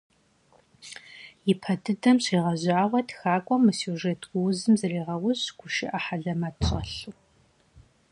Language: Kabardian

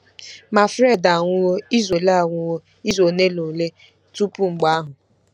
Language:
Igbo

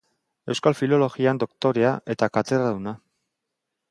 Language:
Basque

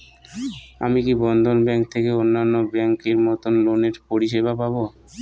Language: Bangla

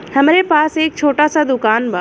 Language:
Bhojpuri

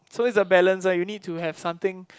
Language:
English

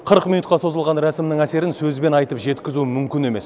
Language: Kazakh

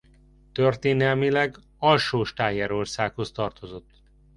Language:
Hungarian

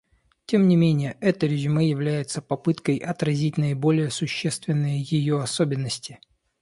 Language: Russian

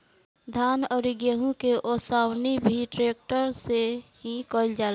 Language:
Bhojpuri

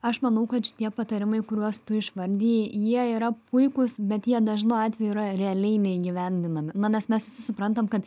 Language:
Lithuanian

